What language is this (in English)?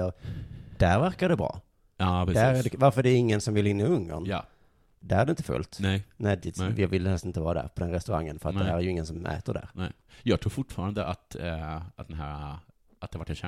Swedish